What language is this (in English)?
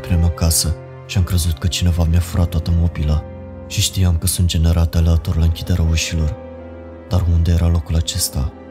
Romanian